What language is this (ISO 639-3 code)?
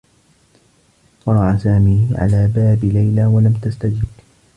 ara